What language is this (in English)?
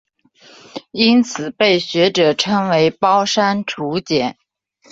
Chinese